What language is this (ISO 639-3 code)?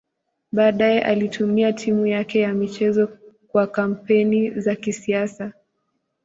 swa